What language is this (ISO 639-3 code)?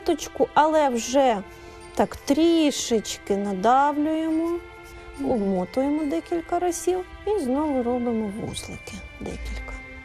ukr